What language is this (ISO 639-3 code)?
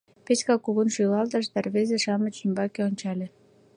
chm